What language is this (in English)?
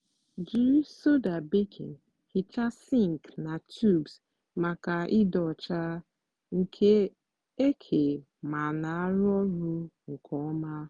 Igbo